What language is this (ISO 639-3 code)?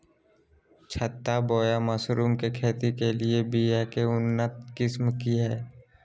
mag